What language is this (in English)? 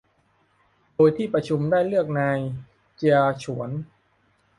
Thai